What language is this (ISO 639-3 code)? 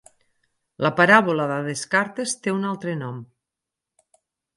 cat